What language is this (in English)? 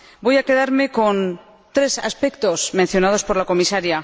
Spanish